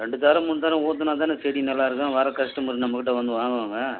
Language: Tamil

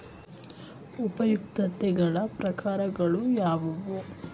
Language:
Kannada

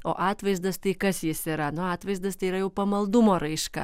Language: Lithuanian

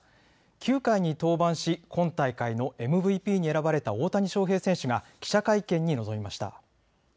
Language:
Japanese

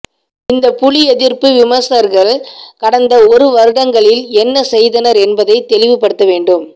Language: Tamil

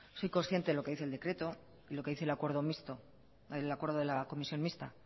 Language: Spanish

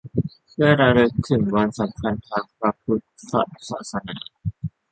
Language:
Thai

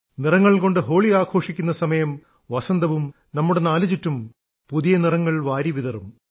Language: Malayalam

